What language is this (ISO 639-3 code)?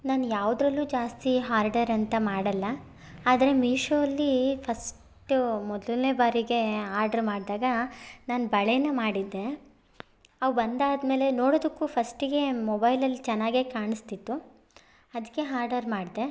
kan